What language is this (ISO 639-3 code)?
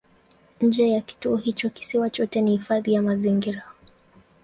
swa